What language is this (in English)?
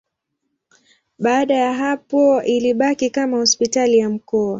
Swahili